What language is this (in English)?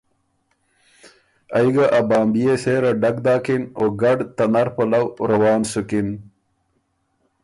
Ormuri